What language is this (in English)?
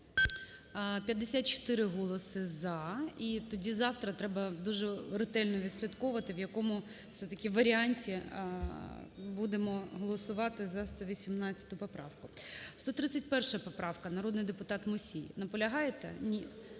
Ukrainian